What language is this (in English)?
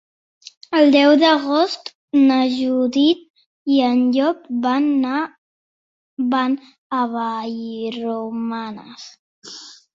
Catalan